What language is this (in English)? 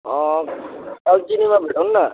Nepali